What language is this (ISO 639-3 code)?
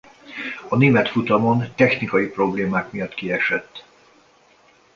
hun